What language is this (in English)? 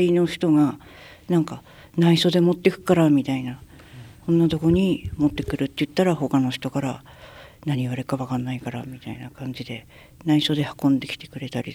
Japanese